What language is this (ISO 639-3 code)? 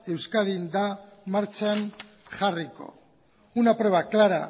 eus